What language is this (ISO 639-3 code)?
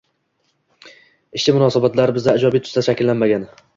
uzb